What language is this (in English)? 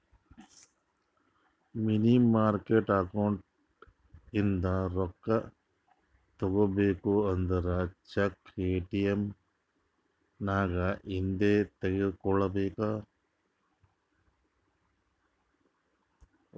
Kannada